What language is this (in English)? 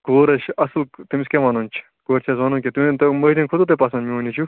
Kashmiri